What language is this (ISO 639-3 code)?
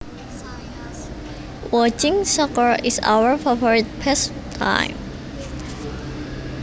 jav